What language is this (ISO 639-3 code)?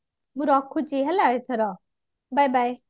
ori